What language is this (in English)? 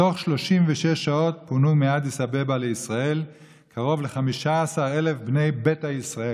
Hebrew